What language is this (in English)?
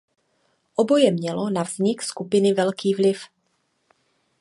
Czech